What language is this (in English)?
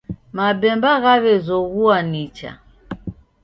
Taita